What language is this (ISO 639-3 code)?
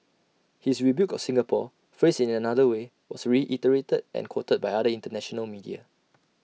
eng